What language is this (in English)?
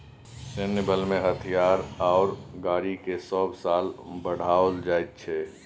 Maithili